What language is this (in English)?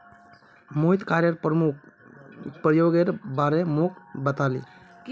Magahi